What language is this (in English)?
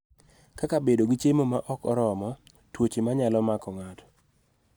Luo (Kenya and Tanzania)